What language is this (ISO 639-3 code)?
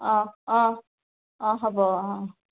asm